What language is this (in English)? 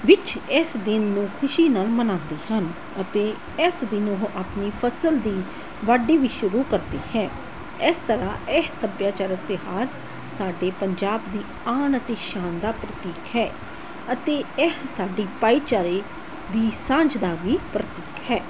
Punjabi